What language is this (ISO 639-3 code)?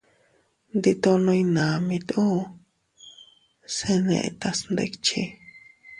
cut